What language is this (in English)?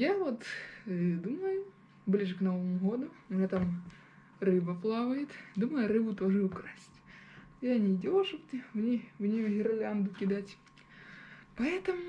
Russian